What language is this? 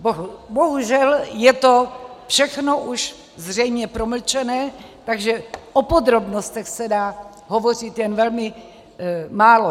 Czech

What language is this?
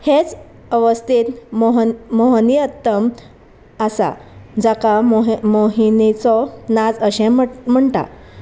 Konkani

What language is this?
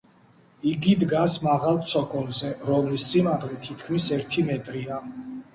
Georgian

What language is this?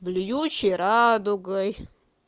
Russian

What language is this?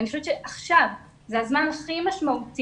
Hebrew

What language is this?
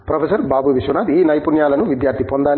Telugu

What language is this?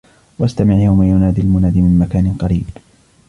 Arabic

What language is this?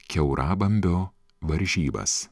Lithuanian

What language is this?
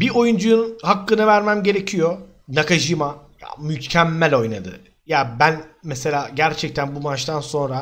Turkish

